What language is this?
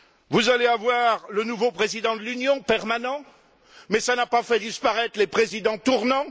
French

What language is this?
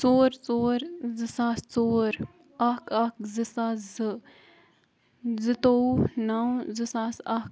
Kashmiri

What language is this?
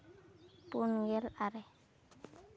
Santali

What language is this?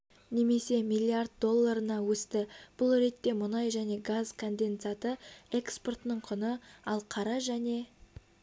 Kazakh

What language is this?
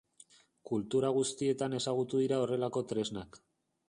Basque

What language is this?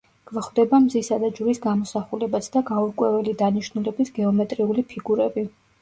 Georgian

